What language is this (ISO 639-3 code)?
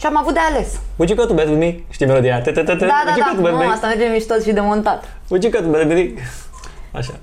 ron